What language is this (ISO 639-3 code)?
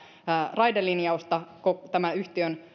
fin